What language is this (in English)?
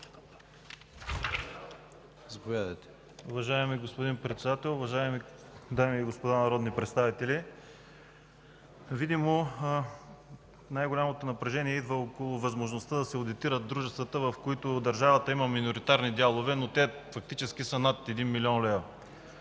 Bulgarian